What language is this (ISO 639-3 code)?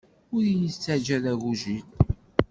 kab